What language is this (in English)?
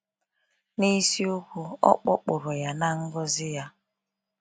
Igbo